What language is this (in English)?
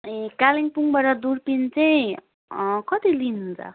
Nepali